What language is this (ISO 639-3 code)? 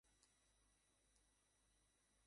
ben